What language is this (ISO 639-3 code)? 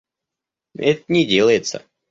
rus